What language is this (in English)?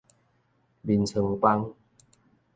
Min Nan Chinese